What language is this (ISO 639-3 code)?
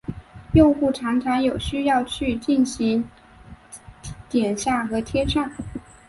zho